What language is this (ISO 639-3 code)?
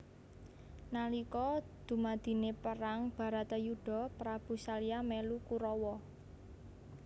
jav